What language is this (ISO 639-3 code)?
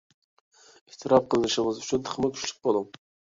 uig